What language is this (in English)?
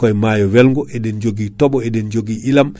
Fula